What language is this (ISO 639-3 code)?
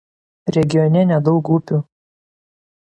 lit